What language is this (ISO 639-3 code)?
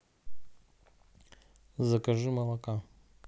rus